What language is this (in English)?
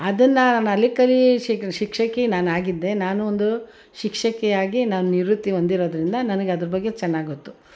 Kannada